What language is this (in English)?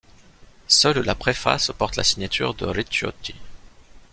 French